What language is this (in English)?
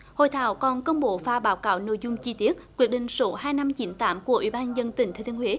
Vietnamese